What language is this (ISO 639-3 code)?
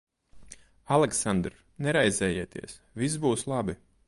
lav